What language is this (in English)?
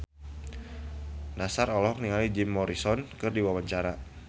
Sundanese